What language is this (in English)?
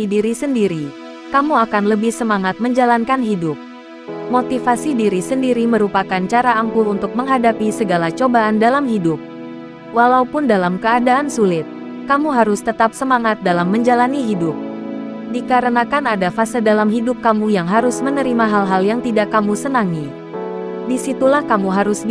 Indonesian